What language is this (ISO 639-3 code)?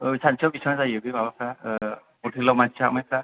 brx